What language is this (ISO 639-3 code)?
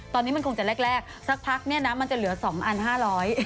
tha